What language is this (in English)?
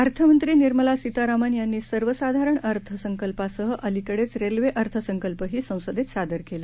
Marathi